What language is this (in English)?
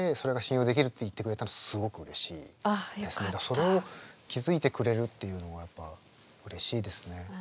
Japanese